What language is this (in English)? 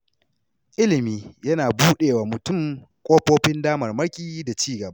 Hausa